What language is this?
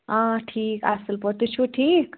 Kashmiri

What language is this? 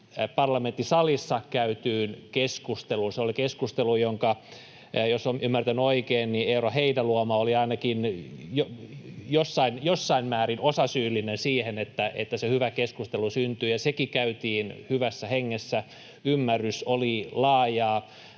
Finnish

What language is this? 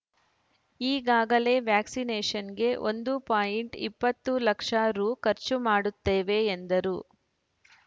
Kannada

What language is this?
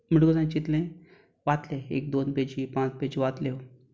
Konkani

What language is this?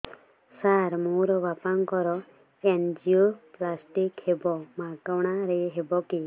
Odia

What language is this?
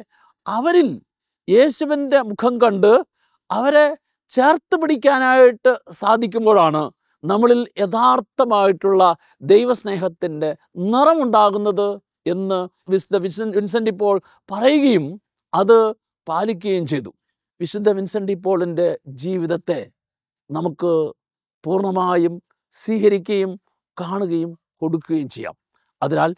Malayalam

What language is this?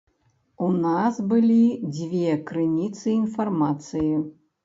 Belarusian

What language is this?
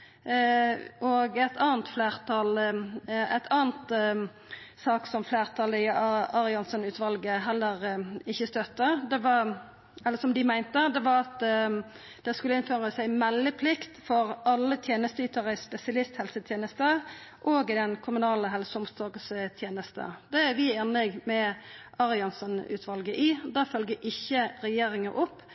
Norwegian Nynorsk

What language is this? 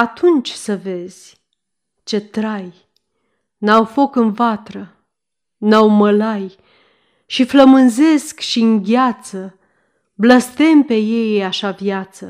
Romanian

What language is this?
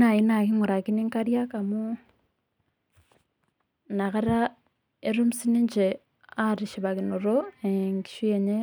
Masai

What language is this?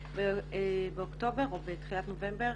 Hebrew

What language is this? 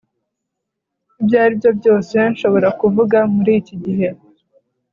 Kinyarwanda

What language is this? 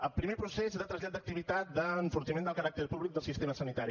Catalan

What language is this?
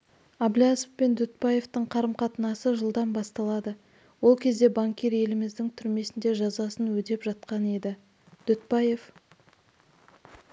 Kazakh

